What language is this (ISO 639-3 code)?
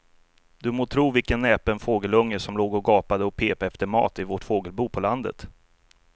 swe